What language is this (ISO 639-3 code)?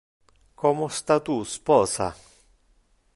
ina